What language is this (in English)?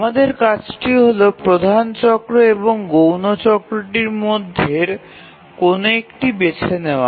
Bangla